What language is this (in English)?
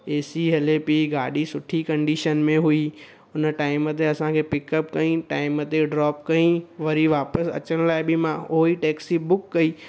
Sindhi